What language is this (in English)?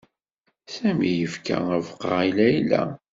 Kabyle